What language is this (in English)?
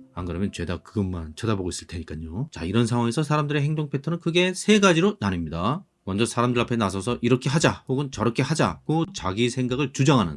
Korean